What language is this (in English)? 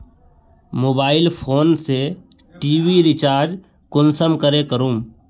Magahi